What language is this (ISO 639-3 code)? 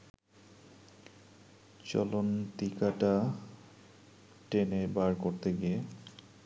ben